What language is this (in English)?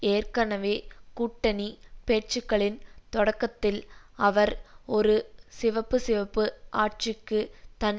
Tamil